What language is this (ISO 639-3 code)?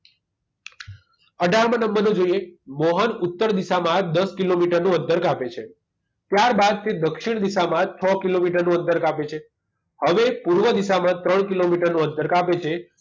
guj